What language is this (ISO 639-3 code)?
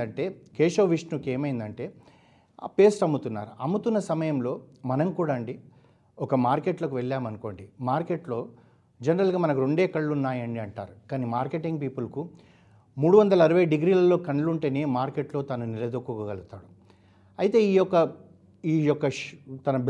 tel